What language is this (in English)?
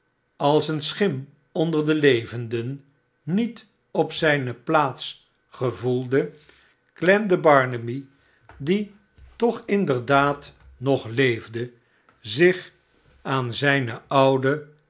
Dutch